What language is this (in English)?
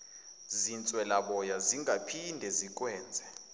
Zulu